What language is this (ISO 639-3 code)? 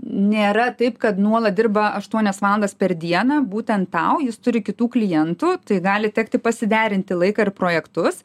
lit